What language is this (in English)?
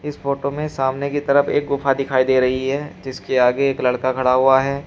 Hindi